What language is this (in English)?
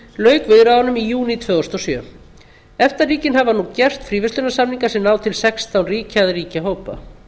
Icelandic